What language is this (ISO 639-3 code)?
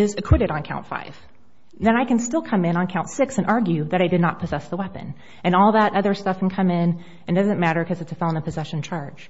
eng